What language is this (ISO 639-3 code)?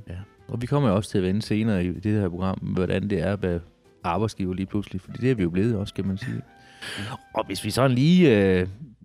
dan